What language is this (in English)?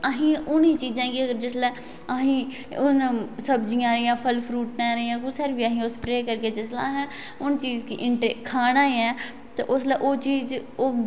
Dogri